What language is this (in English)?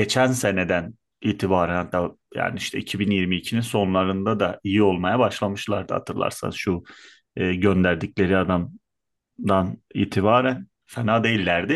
Turkish